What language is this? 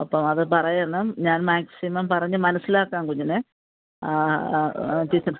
Malayalam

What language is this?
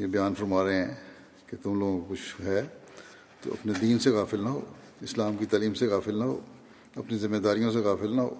Urdu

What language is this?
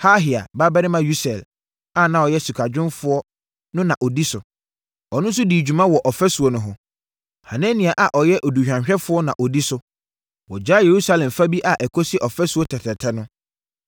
Akan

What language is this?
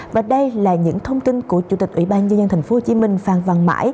Vietnamese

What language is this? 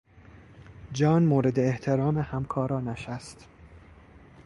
Persian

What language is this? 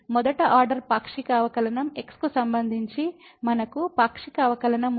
Telugu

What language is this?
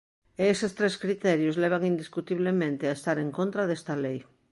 Galician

